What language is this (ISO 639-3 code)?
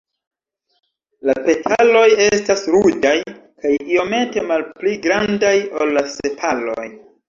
epo